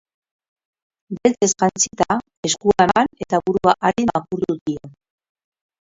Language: Basque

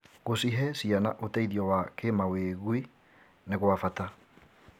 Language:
Kikuyu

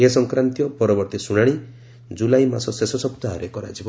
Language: Odia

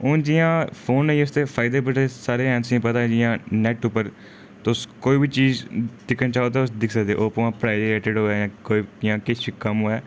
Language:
Dogri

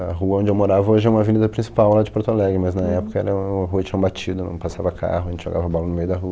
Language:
Portuguese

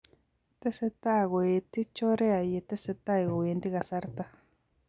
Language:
Kalenjin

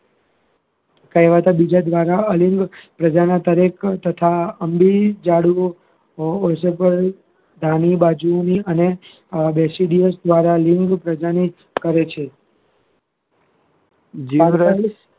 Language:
Gujarati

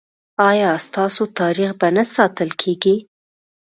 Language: Pashto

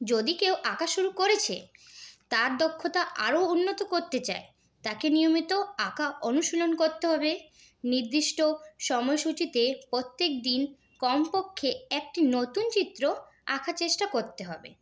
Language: Bangla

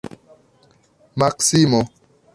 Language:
Esperanto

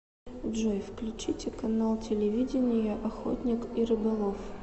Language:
Russian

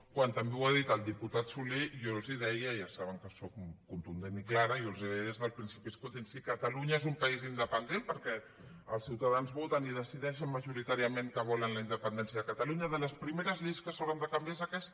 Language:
Catalan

